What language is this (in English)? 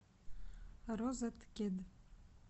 Russian